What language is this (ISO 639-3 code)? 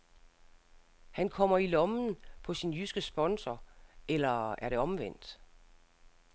dan